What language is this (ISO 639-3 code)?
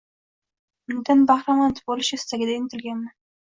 uzb